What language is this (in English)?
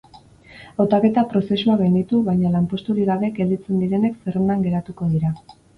Basque